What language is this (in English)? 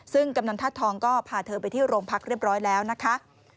Thai